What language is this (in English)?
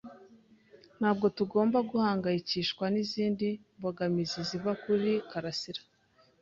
Kinyarwanda